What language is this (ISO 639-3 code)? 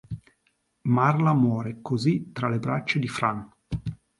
ita